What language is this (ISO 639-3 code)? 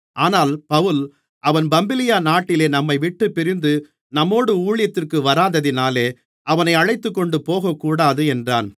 tam